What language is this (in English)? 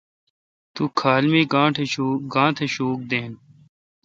Kalkoti